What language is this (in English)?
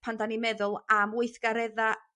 Welsh